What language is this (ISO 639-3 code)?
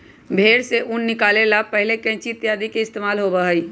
mag